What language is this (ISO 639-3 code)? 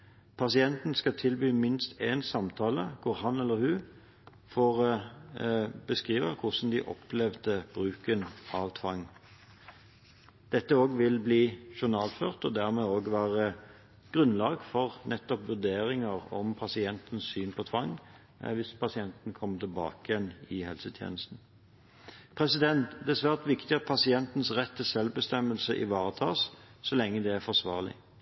nob